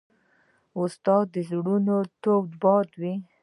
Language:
Pashto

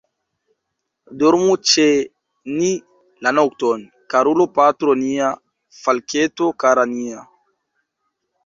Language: Esperanto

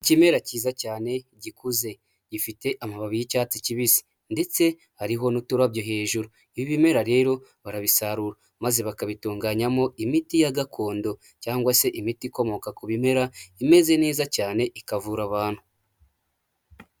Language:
Kinyarwanda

